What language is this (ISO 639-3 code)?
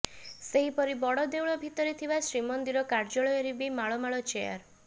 ori